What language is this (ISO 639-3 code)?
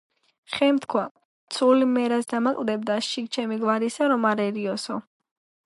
kat